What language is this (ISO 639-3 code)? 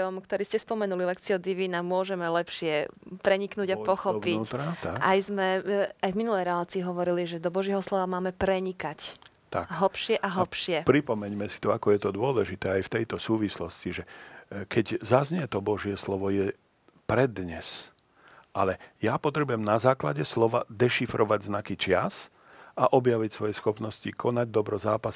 slk